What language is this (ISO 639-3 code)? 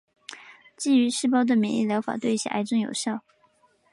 zho